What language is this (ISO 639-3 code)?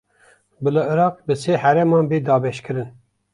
kur